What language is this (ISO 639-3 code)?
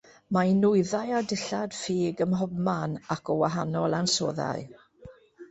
cym